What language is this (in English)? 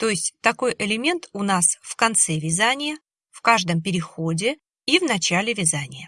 Russian